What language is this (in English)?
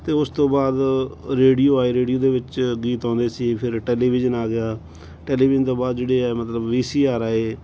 Punjabi